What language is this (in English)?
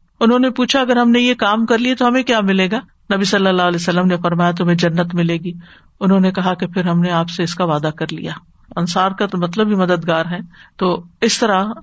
Urdu